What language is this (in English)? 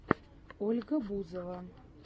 Russian